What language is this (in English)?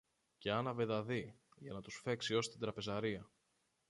Greek